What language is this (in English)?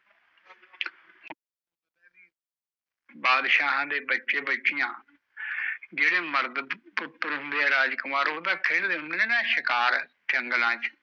Punjabi